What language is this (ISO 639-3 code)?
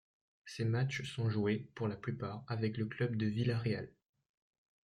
fra